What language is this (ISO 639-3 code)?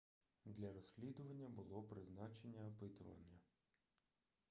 ukr